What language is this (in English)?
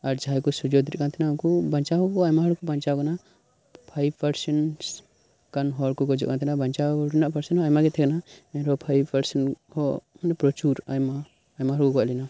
Santali